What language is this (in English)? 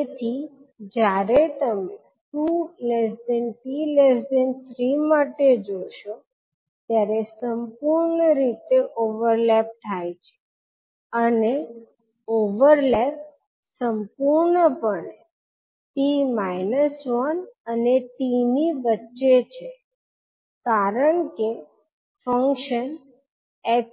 Gujarati